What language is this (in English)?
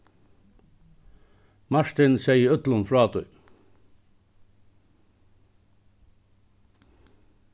Faroese